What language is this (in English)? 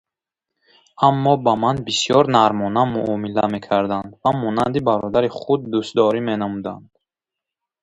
Tajik